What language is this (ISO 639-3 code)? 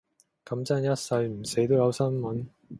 yue